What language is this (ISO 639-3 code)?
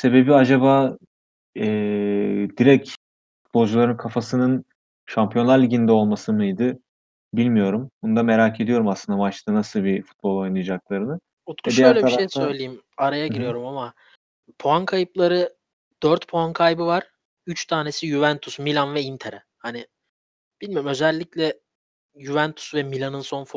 tur